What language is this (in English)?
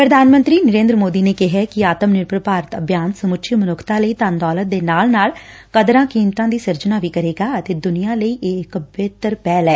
Punjabi